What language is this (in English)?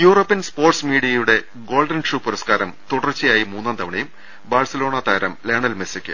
Malayalam